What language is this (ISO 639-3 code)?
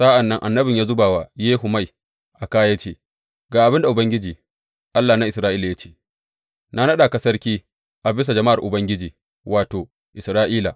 hau